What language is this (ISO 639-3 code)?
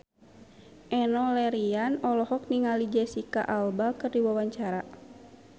sun